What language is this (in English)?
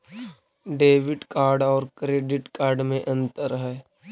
Magahi